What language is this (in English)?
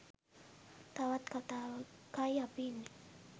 Sinhala